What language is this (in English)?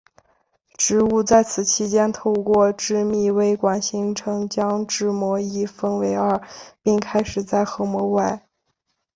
Chinese